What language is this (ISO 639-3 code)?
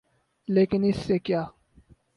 urd